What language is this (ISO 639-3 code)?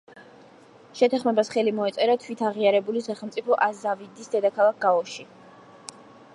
kat